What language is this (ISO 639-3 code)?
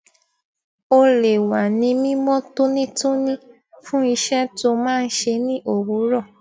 yor